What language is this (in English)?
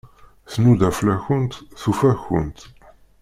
Kabyle